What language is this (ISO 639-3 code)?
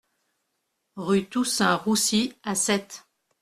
fra